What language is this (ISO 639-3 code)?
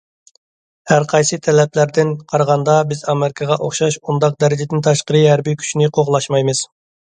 uig